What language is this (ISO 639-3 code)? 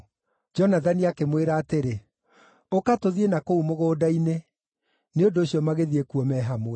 kik